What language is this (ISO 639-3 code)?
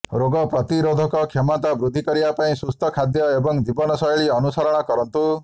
ori